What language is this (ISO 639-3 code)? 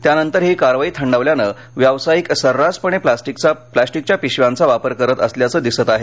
mar